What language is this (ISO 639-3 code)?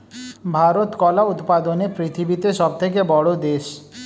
ben